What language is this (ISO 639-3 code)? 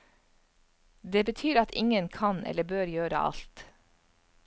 nor